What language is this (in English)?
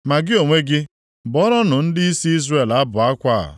Igbo